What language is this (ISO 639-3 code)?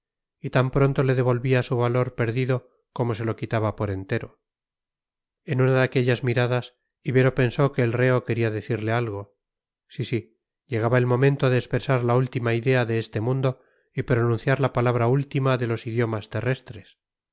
spa